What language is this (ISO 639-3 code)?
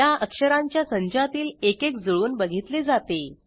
mar